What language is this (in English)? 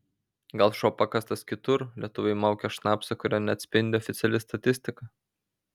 Lithuanian